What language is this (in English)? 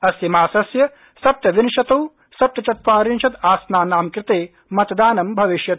Sanskrit